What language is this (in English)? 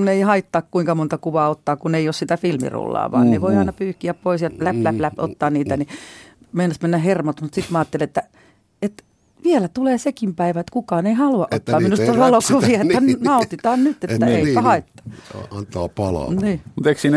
Finnish